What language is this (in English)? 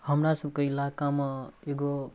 Maithili